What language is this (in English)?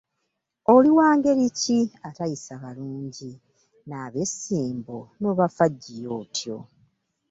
Ganda